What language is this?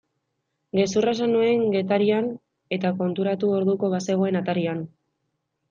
Basque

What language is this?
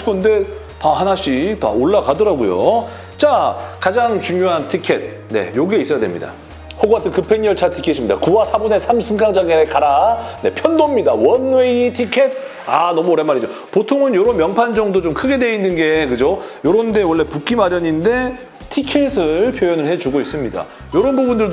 Korean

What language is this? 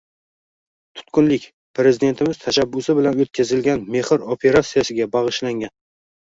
Uzbek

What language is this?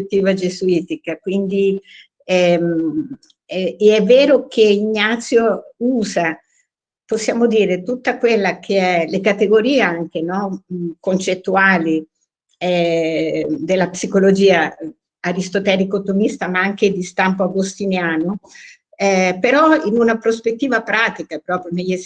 Italian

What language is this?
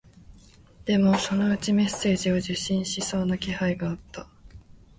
Japanese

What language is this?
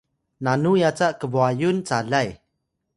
Atayal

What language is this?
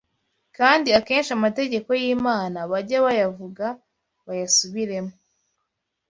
Kinyarwanda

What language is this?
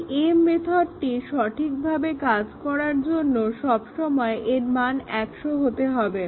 Bangla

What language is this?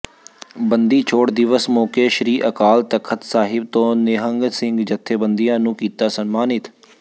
Punjabi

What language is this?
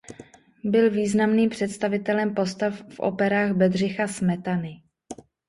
Czech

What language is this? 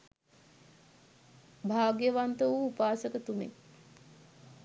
Sinhala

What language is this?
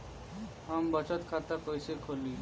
Bhojpuri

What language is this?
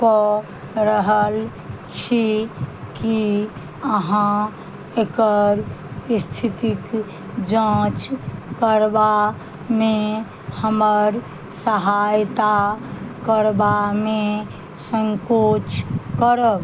Maithili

